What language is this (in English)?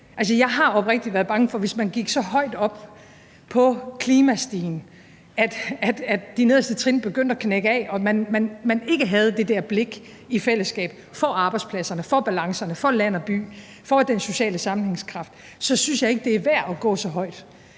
Danish